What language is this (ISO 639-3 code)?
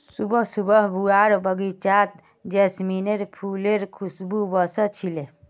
mag